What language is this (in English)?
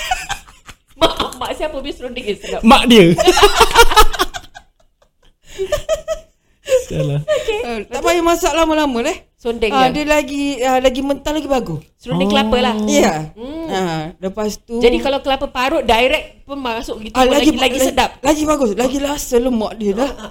Malay